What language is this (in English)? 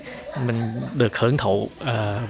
Vietnamese